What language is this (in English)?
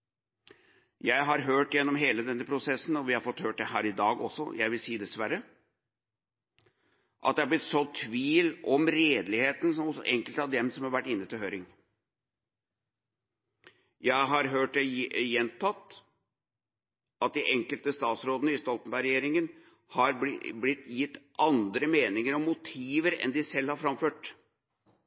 Norwegian Bokmål